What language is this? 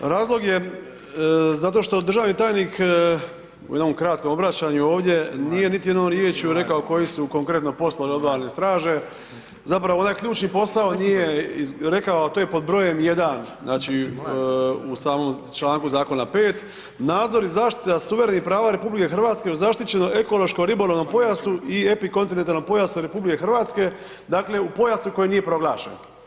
Croatian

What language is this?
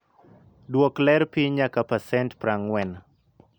Luo (Kenya and Tanzania)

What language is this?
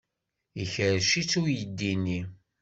Kabyle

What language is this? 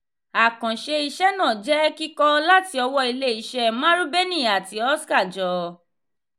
Yoruba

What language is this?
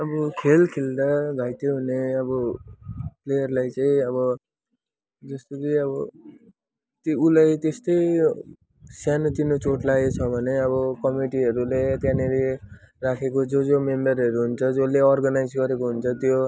Nepali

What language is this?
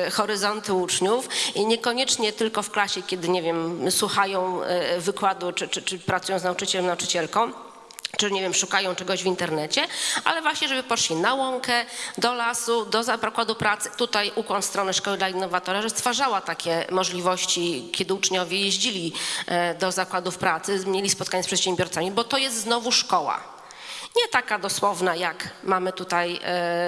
Polish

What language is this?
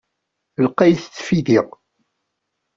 Kabyle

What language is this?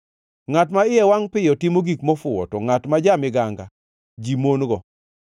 Luo (Kenya and Tanzania)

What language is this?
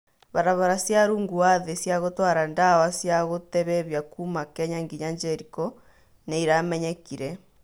Kikuyu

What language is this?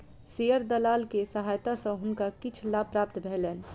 Maithili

